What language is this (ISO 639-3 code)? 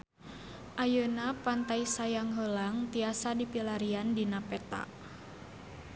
sun